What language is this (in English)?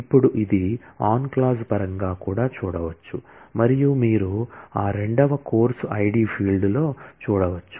Telugu